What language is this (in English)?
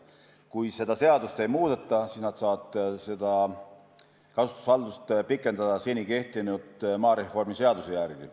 Estonian